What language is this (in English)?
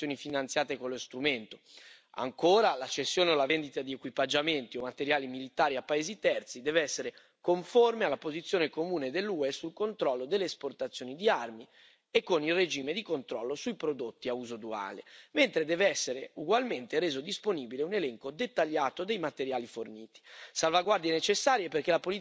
Italian